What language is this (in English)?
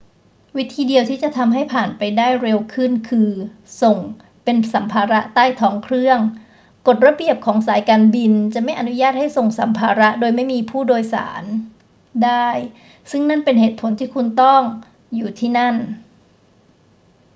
Thai